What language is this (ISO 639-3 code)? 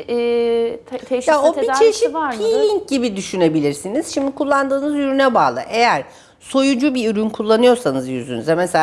tur